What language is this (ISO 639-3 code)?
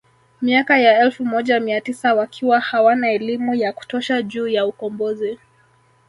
swa